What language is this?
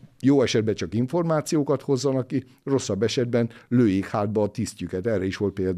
Hungarian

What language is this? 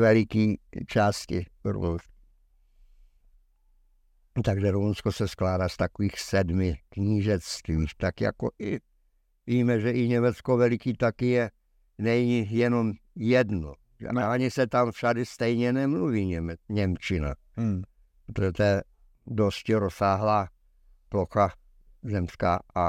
Czech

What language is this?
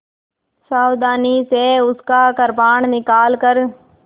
Hindi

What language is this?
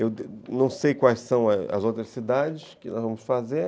Portuguese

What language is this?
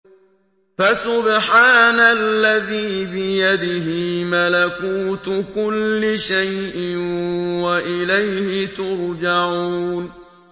Arabic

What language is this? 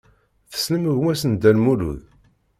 Kabyle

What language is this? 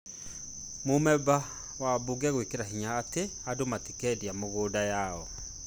Kikuyu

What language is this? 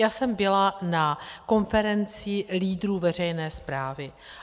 Czech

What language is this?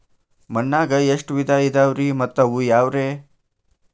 Kannada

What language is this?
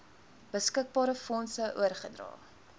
Afrikaans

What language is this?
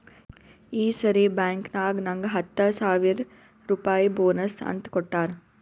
Kannada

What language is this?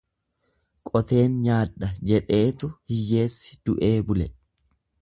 Oromo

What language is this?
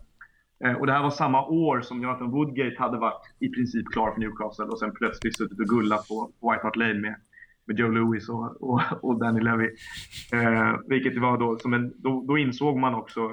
Swedish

